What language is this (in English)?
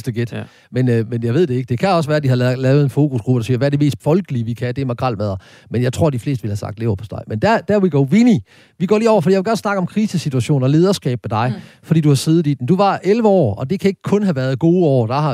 Danish